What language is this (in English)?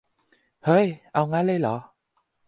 Thai